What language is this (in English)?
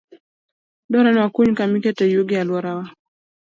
Luo (Kenya and Tanzania)